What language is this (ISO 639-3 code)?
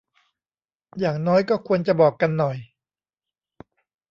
tha